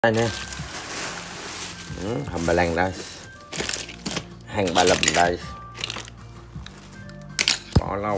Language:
Vietnamese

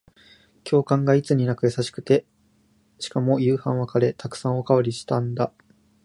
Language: Japanese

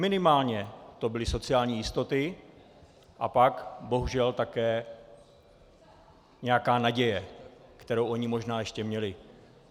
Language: Czech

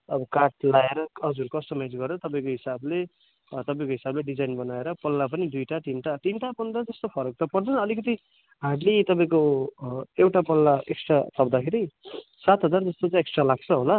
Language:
Nepali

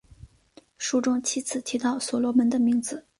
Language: Chinese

